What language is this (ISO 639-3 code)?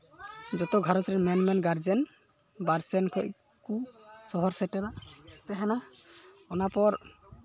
sat